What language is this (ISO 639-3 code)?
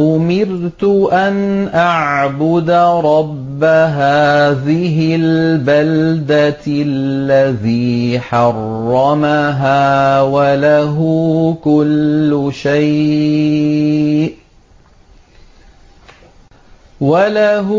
ara